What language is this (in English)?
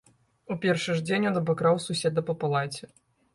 Belarusian